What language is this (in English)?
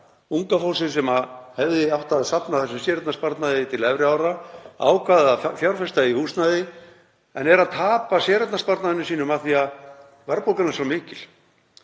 Icelandic